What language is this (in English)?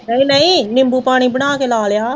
Punjabi